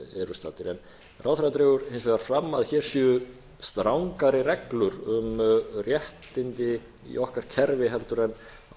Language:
Icelandic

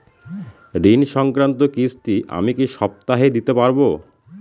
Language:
Bangla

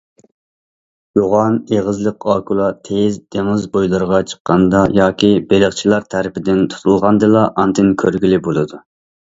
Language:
Uyghur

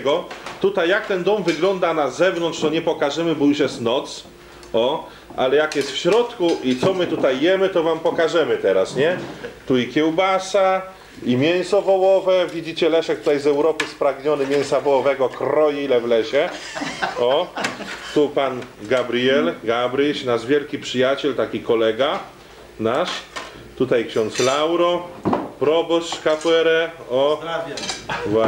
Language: Polish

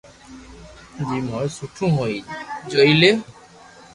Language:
Loarki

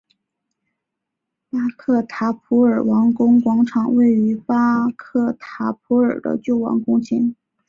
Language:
Chinese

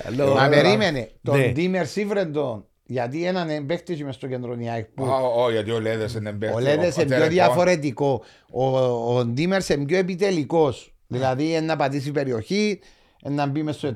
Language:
Greek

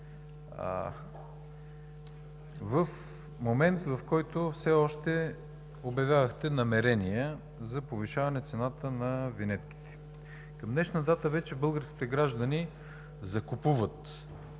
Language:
Bulgarian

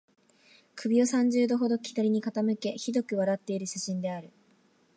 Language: Japanese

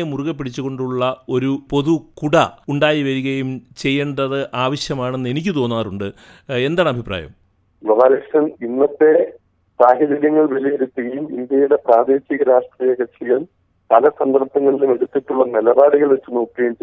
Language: Malayalam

